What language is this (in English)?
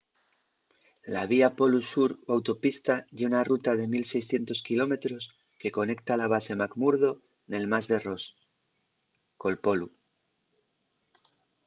Asturian